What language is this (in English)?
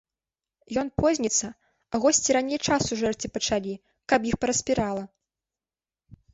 Belarusian